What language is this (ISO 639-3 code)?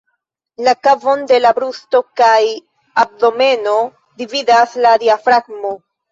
epo